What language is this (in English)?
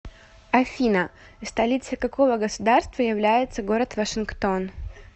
Russian